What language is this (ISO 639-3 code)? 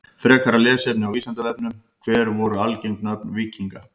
isl